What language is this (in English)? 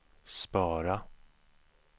Swedish